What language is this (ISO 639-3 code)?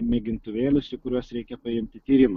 lit